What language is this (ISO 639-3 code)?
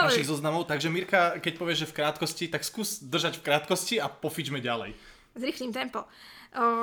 slk